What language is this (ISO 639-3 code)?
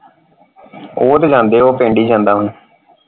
pan